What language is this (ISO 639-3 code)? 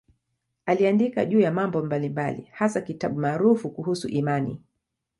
swa